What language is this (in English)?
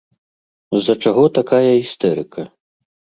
Belarusian